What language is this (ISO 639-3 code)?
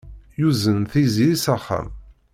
kab